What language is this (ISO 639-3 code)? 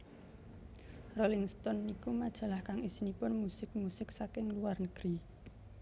jav